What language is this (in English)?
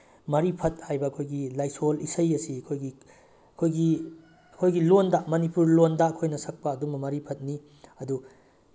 Manipuri